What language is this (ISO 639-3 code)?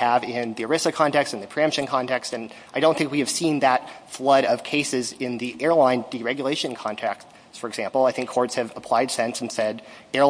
eng